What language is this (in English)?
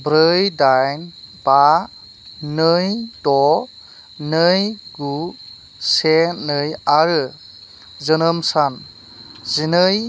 Bodo